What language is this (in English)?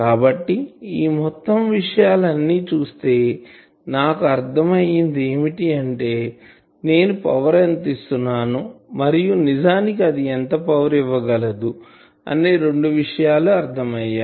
Telugu